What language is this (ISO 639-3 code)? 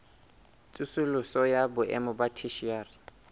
sot